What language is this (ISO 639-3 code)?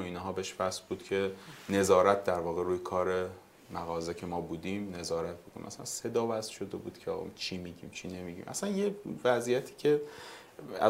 fas